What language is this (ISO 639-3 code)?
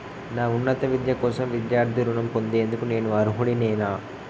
tel